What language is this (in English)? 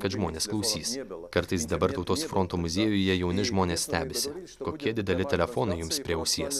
Lithuanian